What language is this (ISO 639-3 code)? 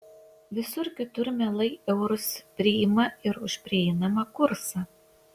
lit